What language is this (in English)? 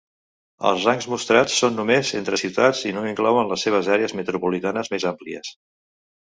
Catalan